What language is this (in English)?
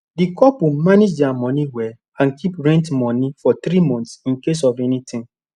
Nigerian Pidgin